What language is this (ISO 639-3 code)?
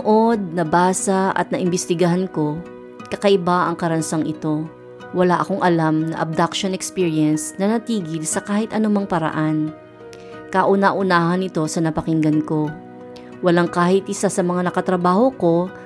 fil